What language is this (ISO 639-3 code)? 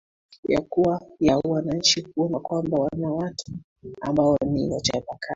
swa